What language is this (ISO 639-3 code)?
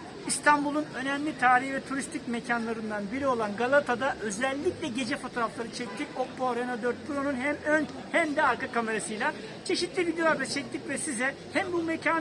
tur